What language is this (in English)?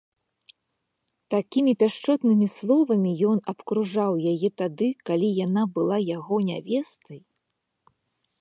Belarusian